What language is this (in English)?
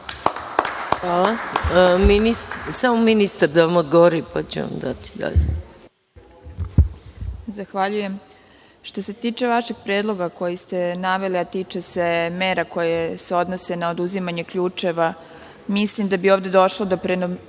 Serbian